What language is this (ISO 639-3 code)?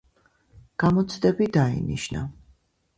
kat